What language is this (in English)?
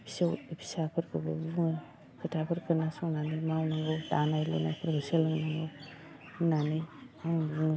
Bodo